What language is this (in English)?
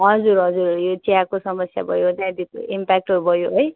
Nepali